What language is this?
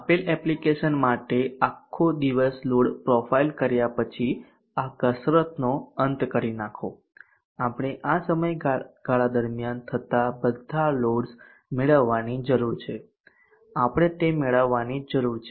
Gujarati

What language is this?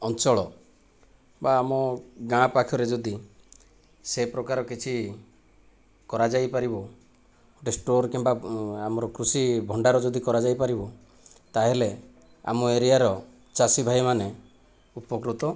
Odia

